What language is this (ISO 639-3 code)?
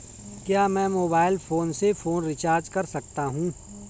hin